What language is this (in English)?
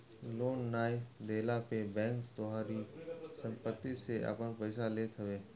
Bhojpuri